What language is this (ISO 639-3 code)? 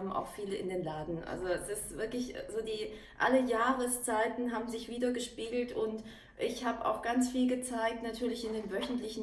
deu